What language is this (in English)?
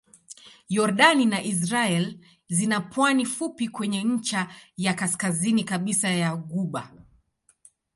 Swahili